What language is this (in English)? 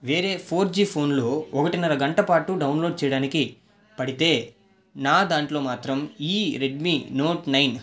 Telugu